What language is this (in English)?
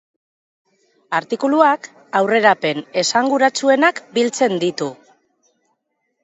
Basque